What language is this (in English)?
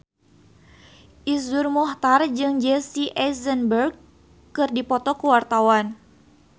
Sundanese